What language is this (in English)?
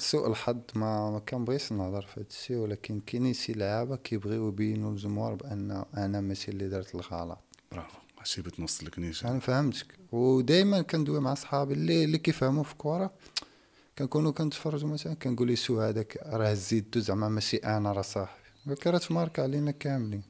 Arabic